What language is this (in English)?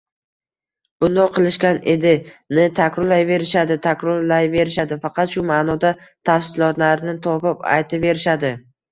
Uzbek